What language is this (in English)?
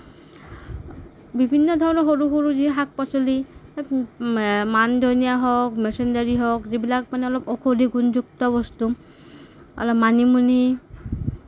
Assamese